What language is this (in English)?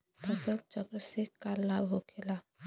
Bhojpuri